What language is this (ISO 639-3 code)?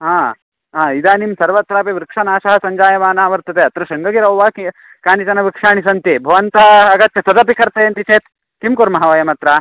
san